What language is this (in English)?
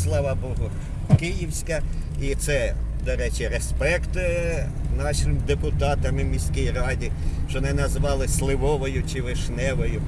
Ukrainian